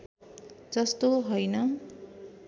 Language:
Nepali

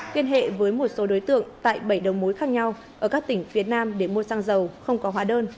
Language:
Vietnamese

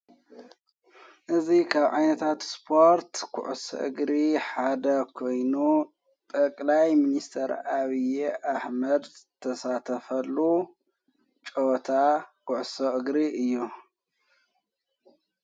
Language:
Tigrinya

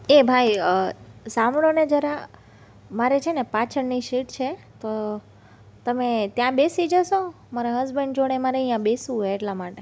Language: Gujarati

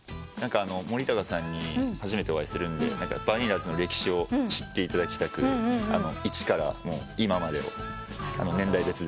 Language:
Japanese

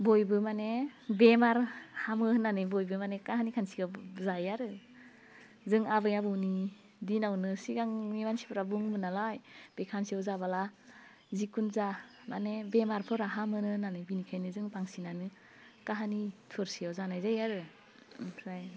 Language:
Bodo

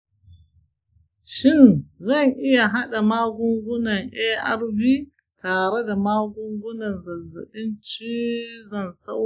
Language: Hausa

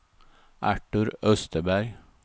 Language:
Swedish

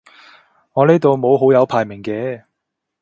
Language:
Cantonese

